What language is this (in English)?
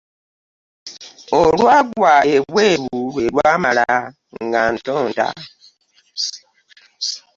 Ganda